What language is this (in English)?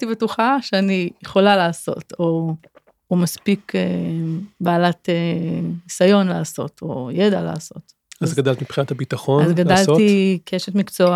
Hebrew